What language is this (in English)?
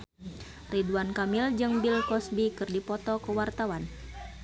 Sundanese